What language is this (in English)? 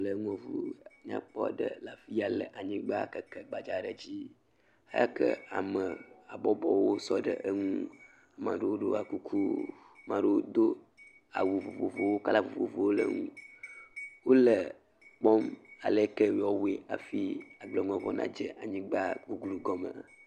Ewe